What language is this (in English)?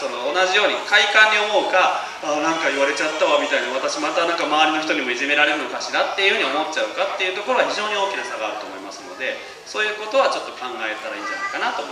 Japanese